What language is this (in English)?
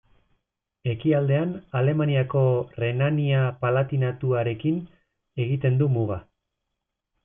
Basque